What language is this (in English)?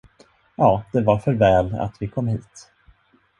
Swedish